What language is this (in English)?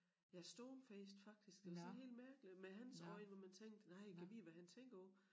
Danish